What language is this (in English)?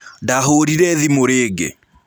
Kikuyu